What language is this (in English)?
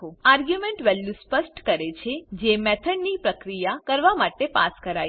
Gujarati